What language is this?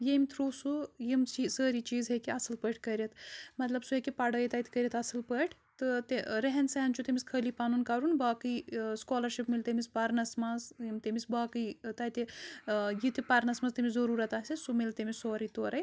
Kashmiri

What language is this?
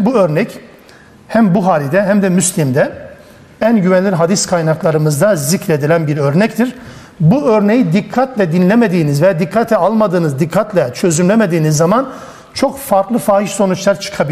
Turkish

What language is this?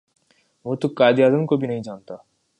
Urdu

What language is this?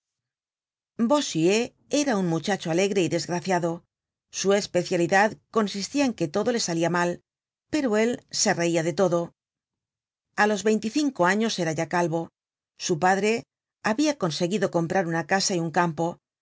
Spanish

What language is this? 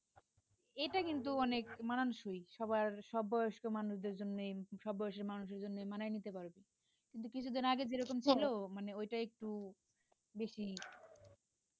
Bangla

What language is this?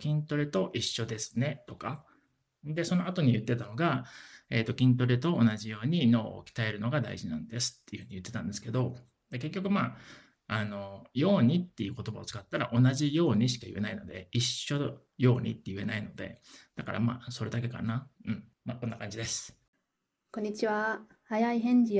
Japanese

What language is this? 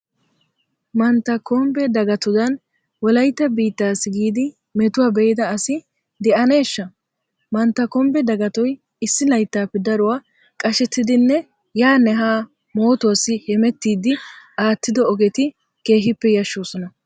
Wolaytta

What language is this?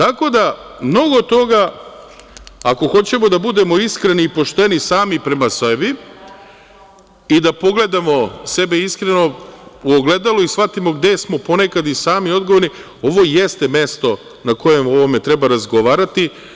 Serbian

